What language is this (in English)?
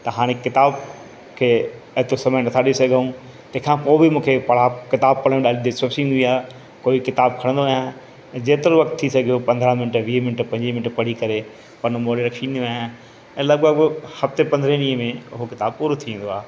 Sindhi